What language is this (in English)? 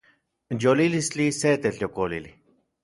Central Puebla Nahuatl